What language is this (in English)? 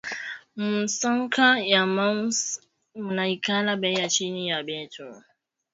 Swahili